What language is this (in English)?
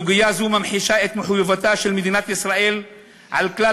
Hebrew